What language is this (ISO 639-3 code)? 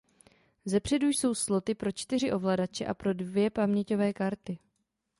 ces